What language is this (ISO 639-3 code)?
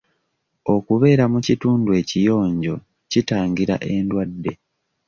lug